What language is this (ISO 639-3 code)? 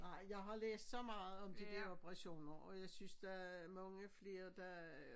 dan